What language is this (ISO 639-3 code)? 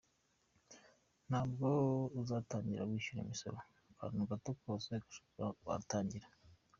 kin